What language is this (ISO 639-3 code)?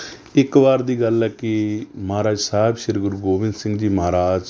pan